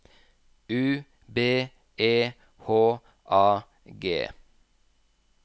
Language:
Norwegian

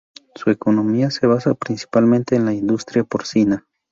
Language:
Spanish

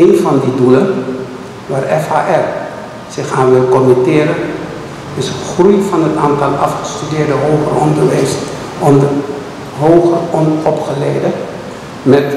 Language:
Dutch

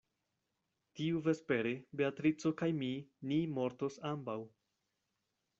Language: Esperanto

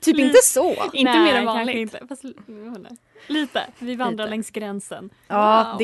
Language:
Swedish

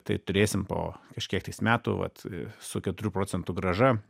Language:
Lithuanian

